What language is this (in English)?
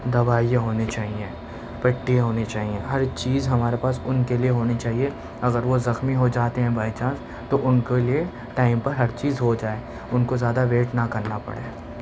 Urdu